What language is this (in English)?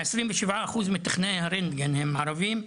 Hebrew